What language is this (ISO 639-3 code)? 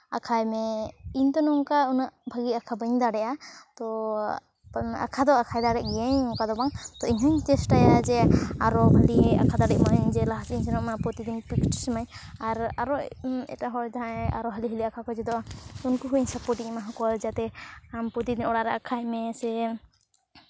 sat